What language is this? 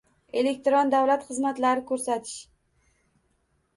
Uzbek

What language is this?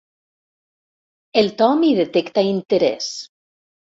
Catalan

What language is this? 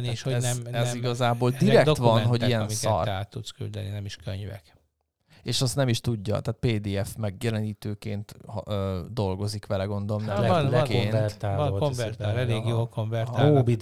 Hungarian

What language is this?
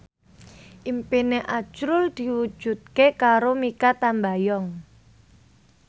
Javanese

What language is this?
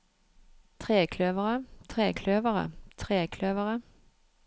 Norwegian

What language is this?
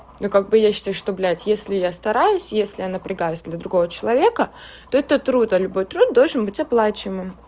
Russian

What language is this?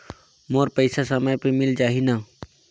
Chhattisgarhi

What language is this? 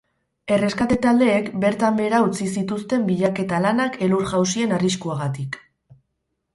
Basque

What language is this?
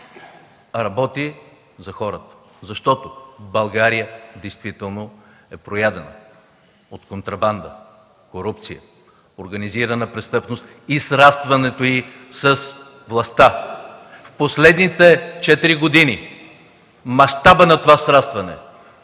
Bulgarian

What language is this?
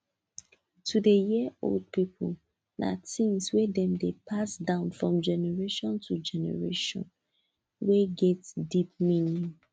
Nigerian Pidgin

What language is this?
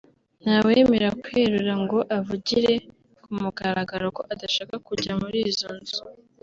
Kinyarwanda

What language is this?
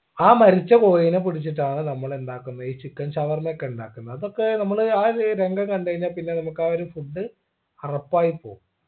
Malayalam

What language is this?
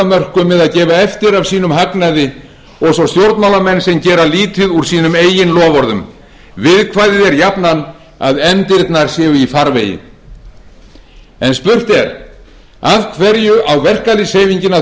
Icelandic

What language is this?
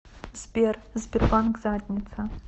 Russian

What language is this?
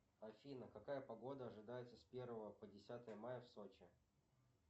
Russian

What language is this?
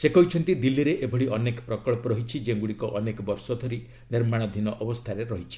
Odia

